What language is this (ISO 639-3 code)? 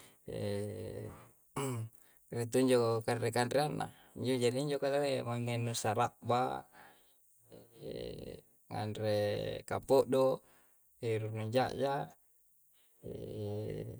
kjc